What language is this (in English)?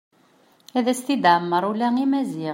Kabyle